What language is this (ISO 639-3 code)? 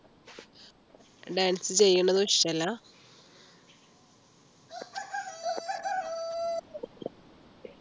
mal